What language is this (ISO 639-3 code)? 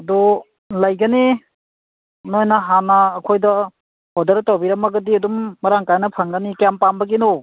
mni